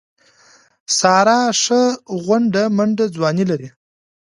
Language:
Pashto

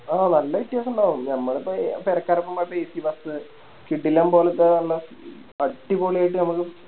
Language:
Malayalam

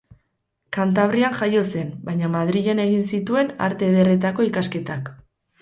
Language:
Basque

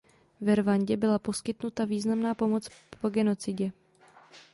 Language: Czech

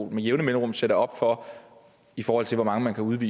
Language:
Danish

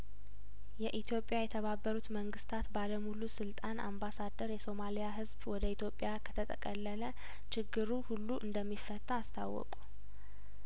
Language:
Amharic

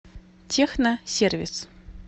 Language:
Russian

